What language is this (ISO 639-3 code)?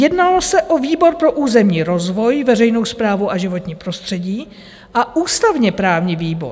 ces